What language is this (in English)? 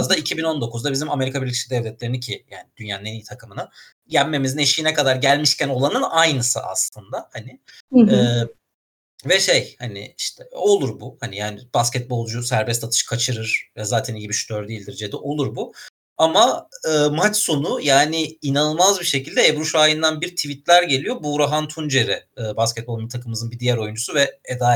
Turkish